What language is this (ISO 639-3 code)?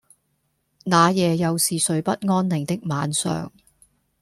yue